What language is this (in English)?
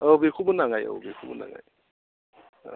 Bodo